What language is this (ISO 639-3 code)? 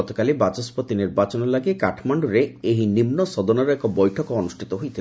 ori